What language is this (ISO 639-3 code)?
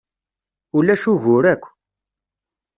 kab